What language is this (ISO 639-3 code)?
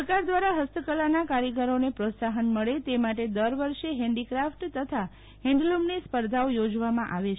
guj